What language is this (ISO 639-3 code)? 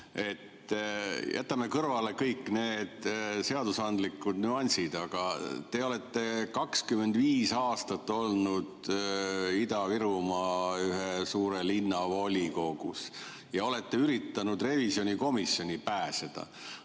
est